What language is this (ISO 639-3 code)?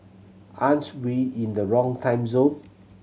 eng